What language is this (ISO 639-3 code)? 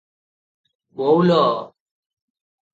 ori